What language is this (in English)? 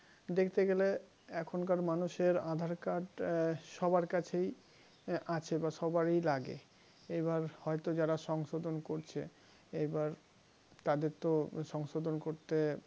Bangla